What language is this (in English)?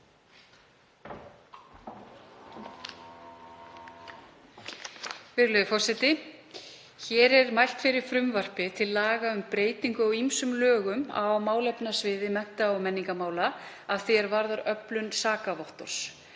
Icelandic